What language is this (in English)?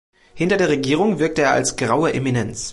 German